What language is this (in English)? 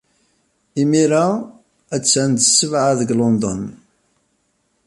Kabyle